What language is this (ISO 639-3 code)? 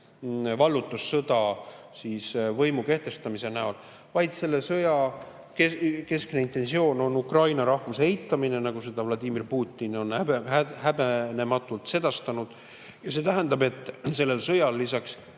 est